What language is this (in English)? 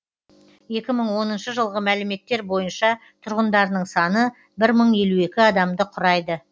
Kazakh